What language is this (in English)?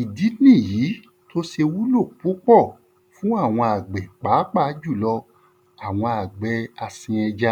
Yoruba